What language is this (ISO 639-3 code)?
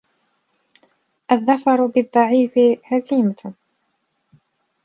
ara